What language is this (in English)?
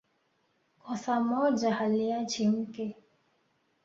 Swahili